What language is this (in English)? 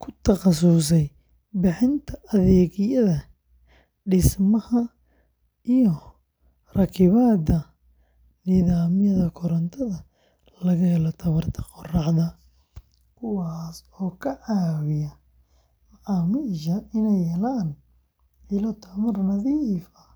Somali